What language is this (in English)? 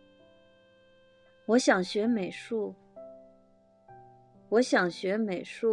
Chinese